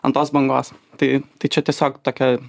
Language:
Lithuanian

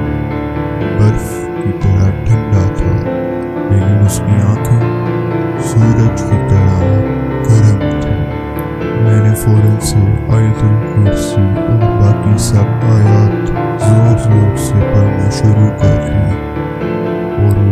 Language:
Urdu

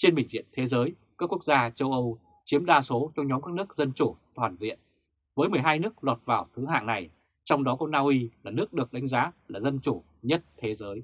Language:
Vietnamese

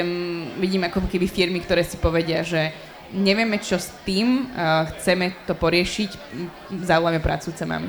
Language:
Slovak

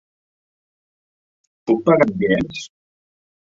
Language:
Catalan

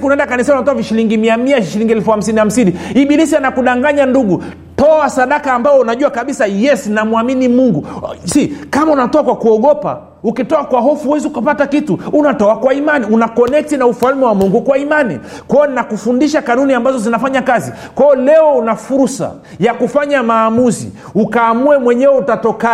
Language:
Swahili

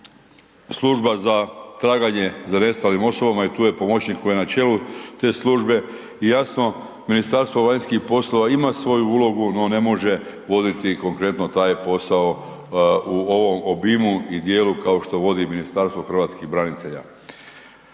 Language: Croatian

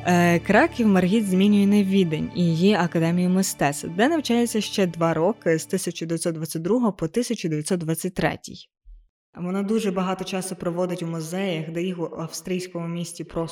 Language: Ukrainian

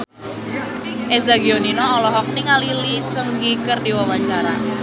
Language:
Sundanese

